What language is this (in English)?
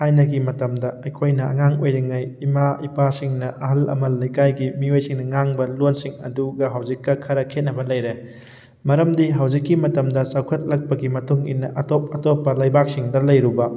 Manipuri